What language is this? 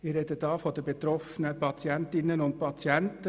Swiss German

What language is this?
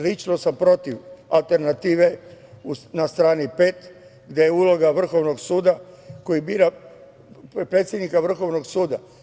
Serbian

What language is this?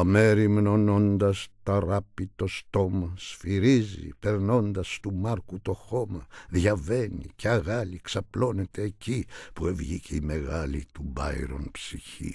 Greek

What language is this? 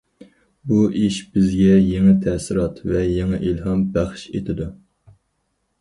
Uyghur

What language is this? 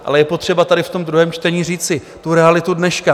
Czech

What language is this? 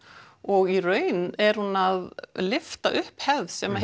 Icelandic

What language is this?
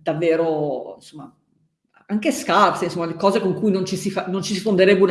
Italian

